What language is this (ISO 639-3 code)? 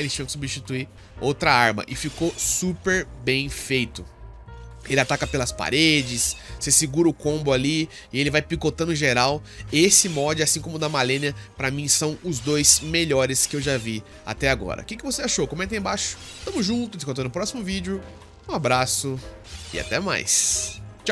por